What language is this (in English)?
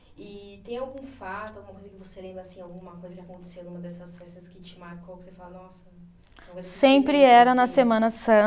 Portuguese